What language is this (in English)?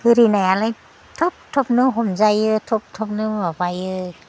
Bodo